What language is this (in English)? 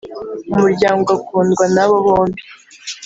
Kinyarwanda